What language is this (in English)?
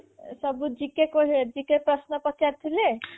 Odia